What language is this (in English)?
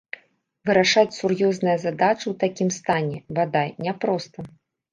Belarusian